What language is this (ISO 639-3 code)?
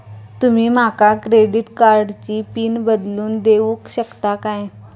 mar